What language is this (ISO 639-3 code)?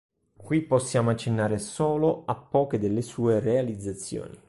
ita